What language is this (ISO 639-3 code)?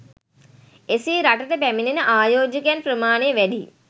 sin